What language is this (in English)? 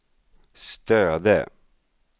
Swedish